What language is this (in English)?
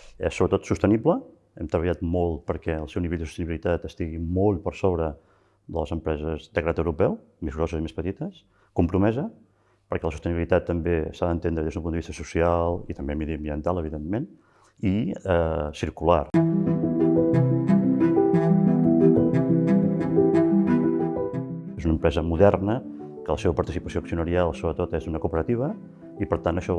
Catalan